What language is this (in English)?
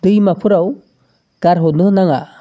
Bodo